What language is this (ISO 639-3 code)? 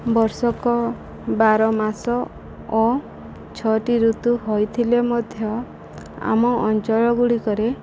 ori